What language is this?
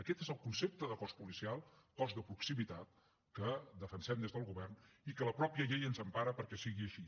Catalan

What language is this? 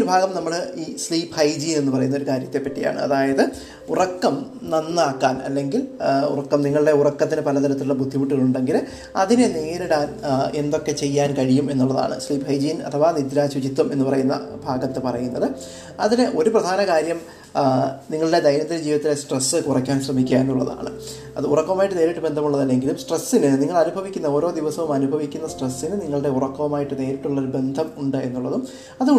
Malayalam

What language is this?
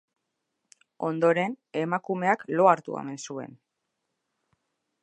Basque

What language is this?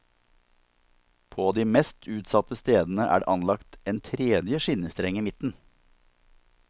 Norwegian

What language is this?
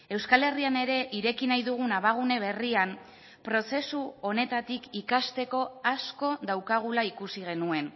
Basque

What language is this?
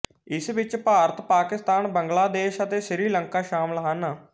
Punjabi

